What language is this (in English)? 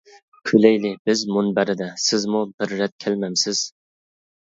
Uyghur